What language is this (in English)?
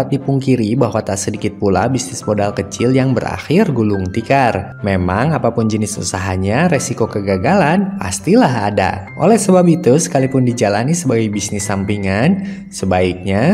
Indonesian